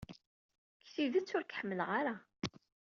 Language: Kabyle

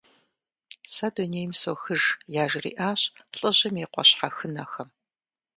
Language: Kabardian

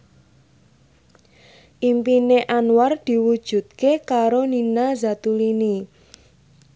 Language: Javanese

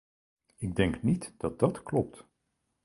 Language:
Dutch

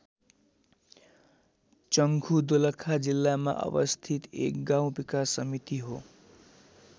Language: Nepali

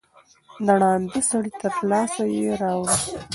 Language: Pashto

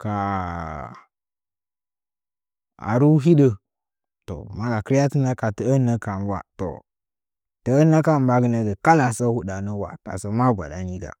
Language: Nzanyi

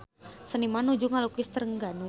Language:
Sundanese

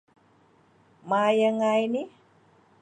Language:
Thai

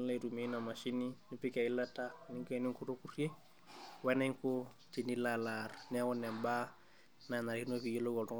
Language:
Masai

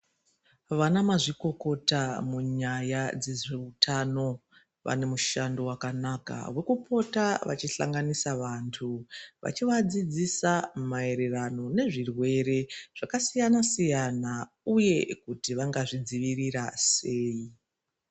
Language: Ndau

